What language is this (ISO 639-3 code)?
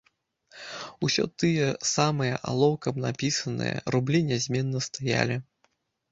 bel